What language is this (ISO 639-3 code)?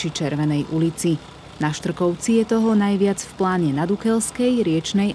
slk